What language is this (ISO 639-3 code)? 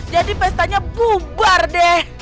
ind